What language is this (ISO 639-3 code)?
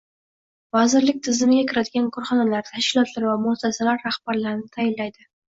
uzb